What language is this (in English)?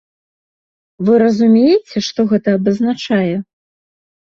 Belarusian